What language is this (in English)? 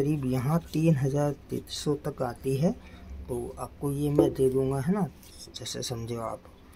Hindi